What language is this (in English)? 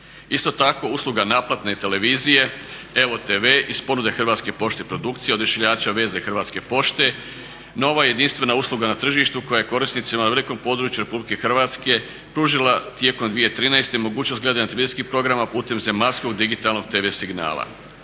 Croatian